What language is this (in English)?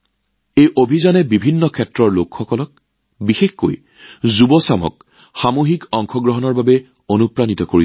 Assamese